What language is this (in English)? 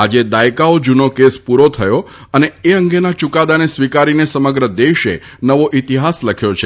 Gujarati